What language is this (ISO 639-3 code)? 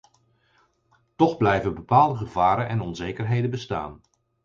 nld